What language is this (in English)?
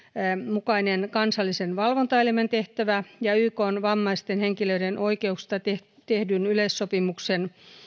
Finnish